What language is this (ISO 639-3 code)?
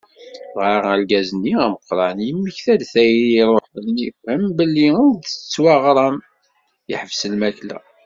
kab